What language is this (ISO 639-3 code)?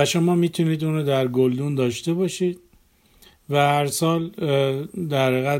fas